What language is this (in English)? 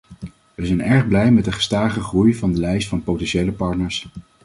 Dutch